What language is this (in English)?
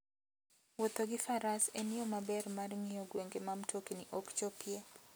Luo (Kenya and Tanzania)